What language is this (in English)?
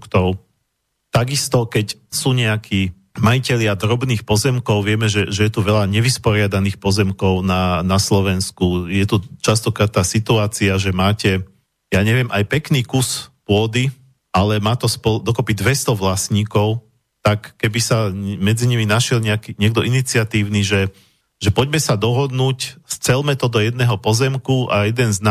Slovak